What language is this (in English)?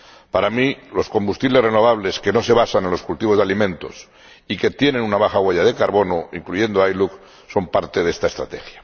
Spanish